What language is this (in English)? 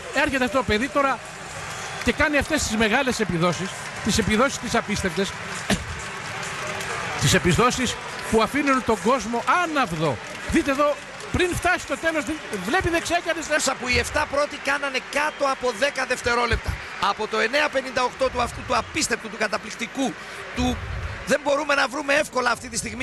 Greek